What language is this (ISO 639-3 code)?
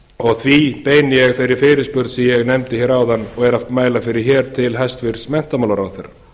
isl